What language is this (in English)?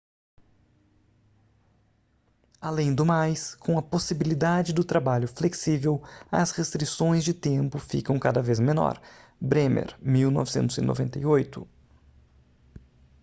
Portuguese